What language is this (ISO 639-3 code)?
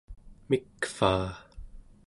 esu